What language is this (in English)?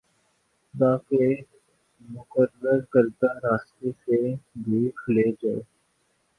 Urdu